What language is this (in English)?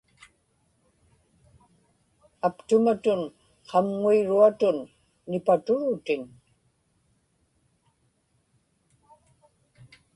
Inupiaq